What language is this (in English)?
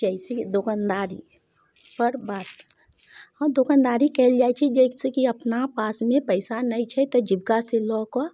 Maithili